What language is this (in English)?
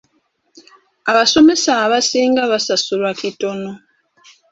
Ganda